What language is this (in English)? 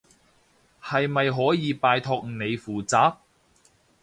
Cantonese